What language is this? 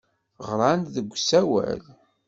Kabyle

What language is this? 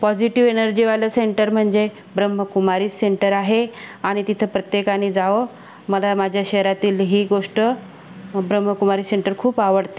Marathi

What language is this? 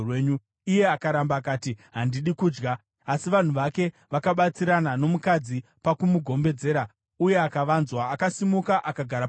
Shona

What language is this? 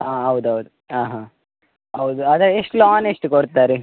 Kannada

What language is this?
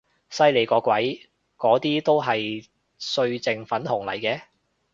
Cantonese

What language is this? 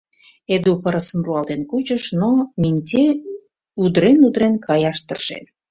Mari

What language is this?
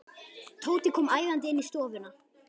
Icelandic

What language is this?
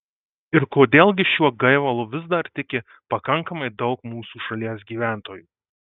Lithuanian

